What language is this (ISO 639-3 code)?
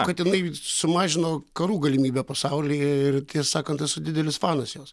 lit